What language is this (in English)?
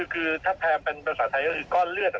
Thai